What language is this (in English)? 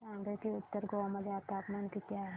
Marathi